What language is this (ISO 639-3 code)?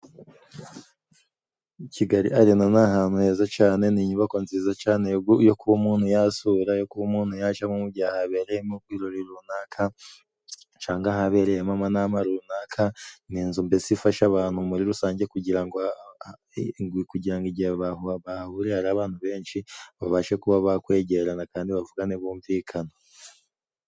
kin